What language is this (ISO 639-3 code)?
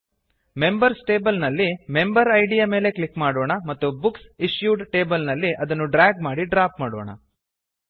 kan